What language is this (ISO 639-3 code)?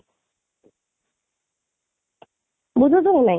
ori